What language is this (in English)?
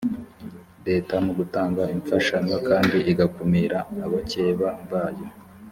Kinyarwanda